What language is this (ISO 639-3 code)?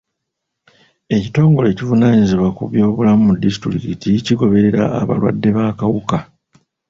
lug